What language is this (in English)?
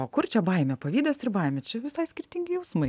Lithuanian